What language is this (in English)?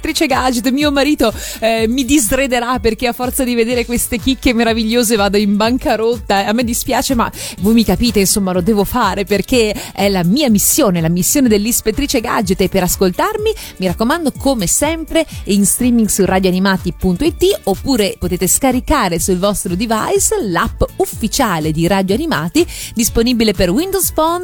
Italian